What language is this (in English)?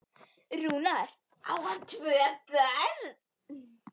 Icelandic